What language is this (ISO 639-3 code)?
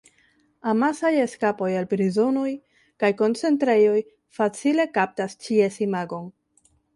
epo